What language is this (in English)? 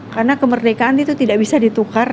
Indonesian